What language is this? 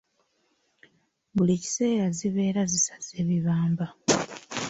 Ganda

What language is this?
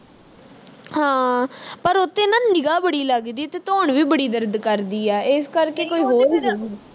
Punjabi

